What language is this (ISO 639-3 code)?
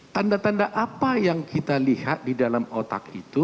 ind